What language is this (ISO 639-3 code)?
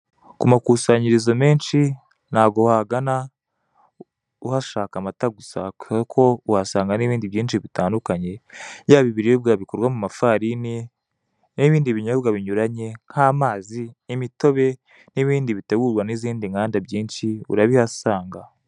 kin